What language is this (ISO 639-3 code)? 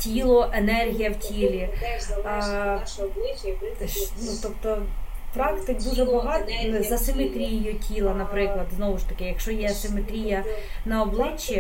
ukr